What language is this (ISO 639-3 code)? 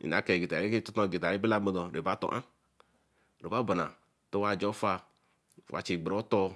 elm